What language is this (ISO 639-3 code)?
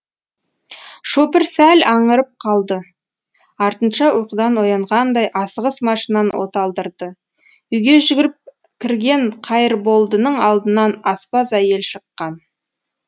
kaz